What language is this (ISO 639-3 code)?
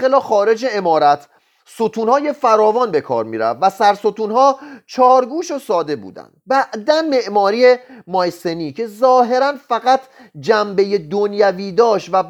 fas